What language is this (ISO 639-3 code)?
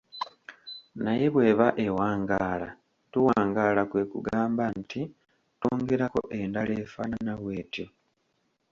lug